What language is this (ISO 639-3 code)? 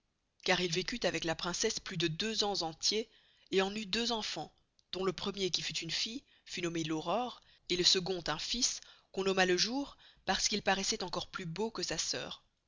fra